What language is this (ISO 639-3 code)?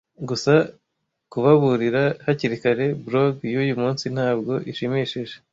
kin